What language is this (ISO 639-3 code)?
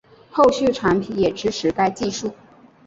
zho